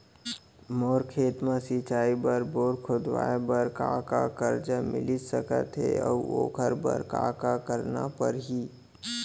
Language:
Chhattisgarhi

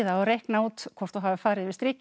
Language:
Icelandic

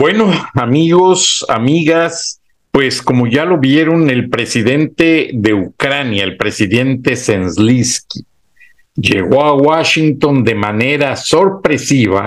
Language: Spanish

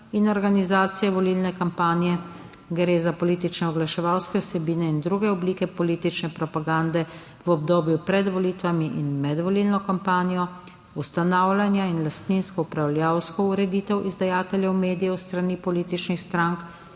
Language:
Slovenian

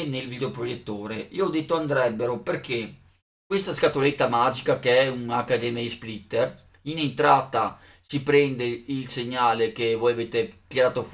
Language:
Italian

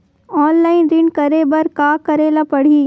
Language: Chhattisgarhi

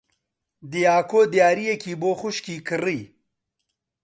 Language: Central Kurdish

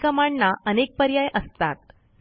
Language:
Marathi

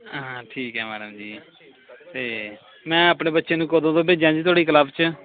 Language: Punjabi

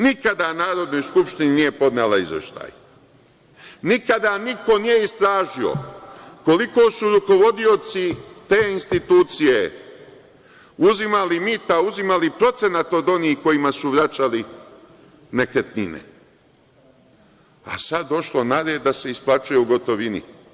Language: Serbian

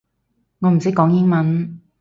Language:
Cantonese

